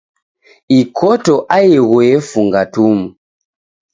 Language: Taita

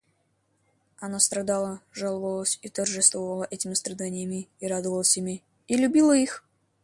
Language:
Russian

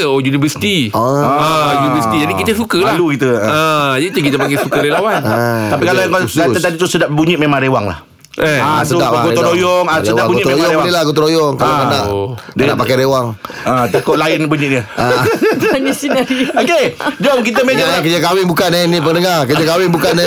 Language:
Malay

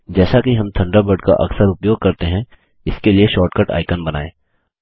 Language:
Hindi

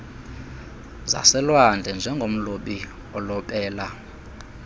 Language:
Xhosa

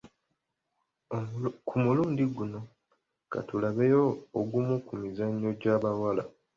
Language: Ganda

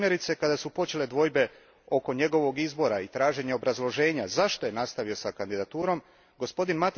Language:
Croatian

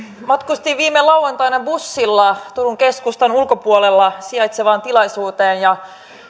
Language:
Finnish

